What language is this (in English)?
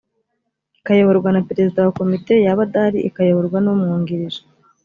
Kinyarwanda